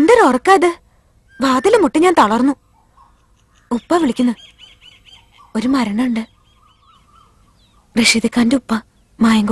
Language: Arabic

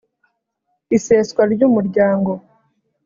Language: Kinyarwanda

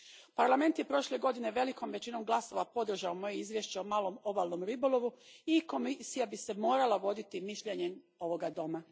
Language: Croatian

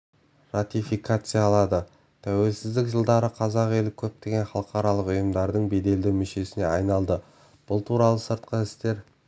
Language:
Kazakh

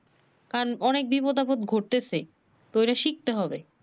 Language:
Bangla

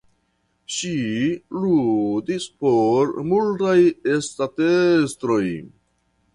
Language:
Esperanto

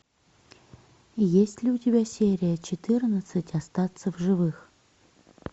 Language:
Russian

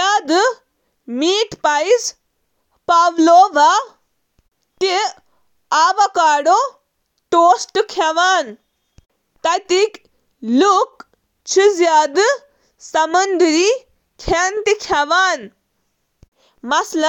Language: Kashmiri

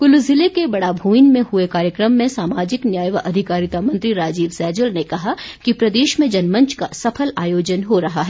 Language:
Hindi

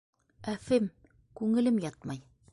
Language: Bashkir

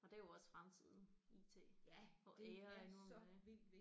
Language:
Danish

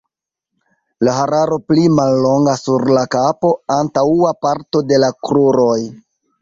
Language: Esperanto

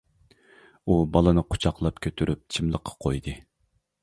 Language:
Uyghur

